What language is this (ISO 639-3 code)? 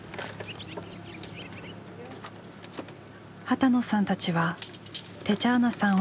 jpn